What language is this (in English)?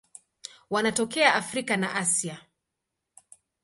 Swahili